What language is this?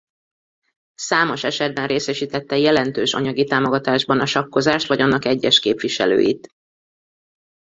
Hungarian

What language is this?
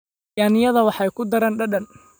Somali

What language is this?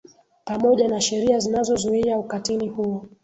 Swahili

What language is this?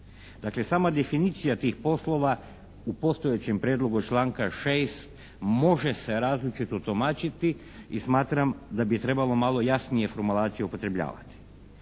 Croatian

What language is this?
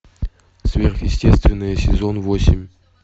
Russian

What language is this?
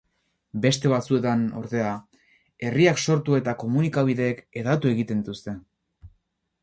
Basque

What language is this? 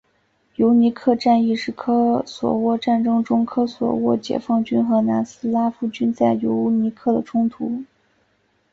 Chinese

